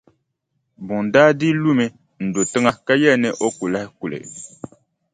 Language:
Dagbani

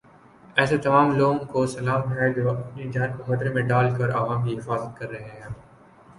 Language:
Urdu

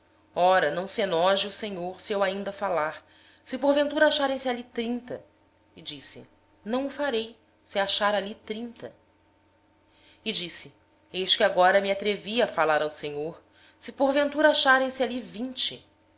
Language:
Portuguese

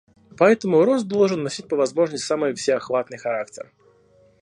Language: Russian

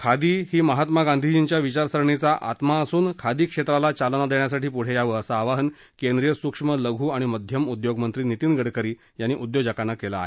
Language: Marathi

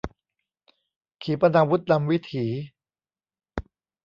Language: Thai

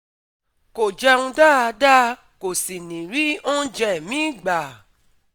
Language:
Yoruba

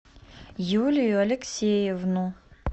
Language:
Russian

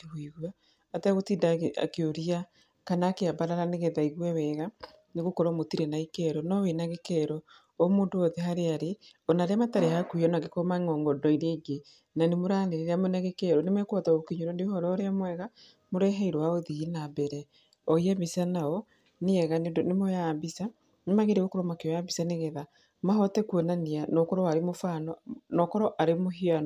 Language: Kikuyu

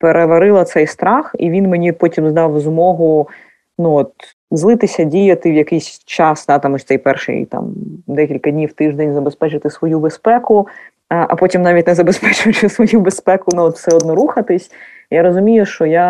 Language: Ukrainian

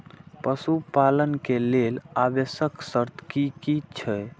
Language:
Maithili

